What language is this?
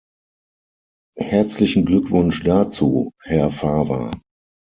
German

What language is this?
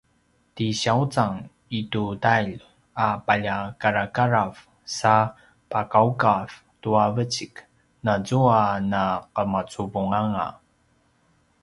Paiwan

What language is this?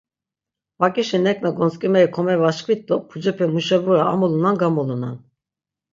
Laz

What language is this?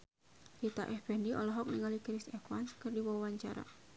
Sundanese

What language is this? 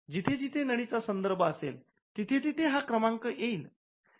Marathi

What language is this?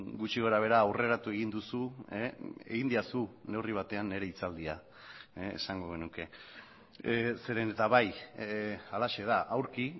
Basque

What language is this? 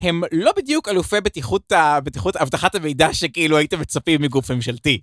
Hebrew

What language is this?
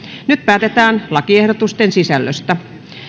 Finnish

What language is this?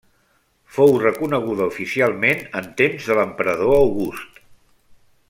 Catalan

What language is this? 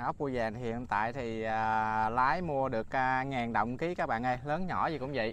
Vietnamese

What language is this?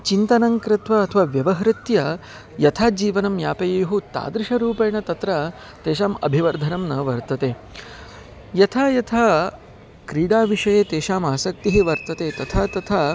Sanskrit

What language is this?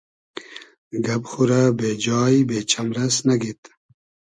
Hazaragi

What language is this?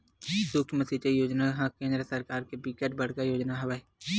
Chhattisgarhi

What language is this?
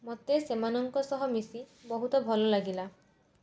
Odia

